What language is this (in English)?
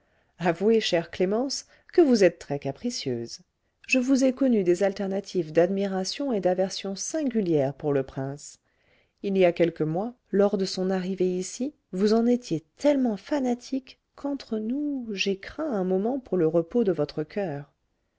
French